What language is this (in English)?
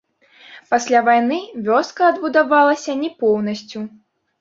Belarusian